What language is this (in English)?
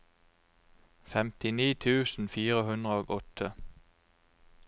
Norwegian